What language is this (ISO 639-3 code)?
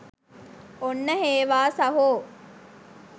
sin